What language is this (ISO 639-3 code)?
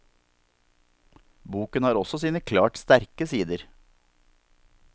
nor